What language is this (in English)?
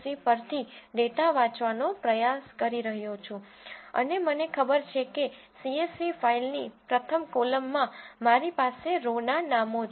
Gujarati